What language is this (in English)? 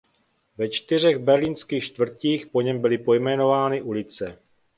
Czech